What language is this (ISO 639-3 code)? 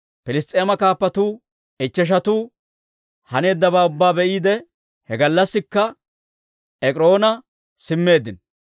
dwr